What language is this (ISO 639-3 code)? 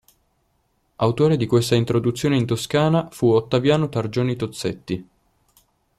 ita